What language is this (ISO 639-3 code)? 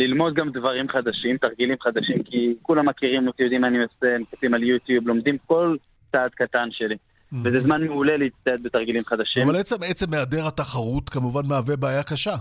heb